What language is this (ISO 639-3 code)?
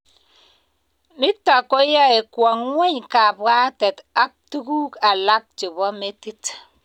kln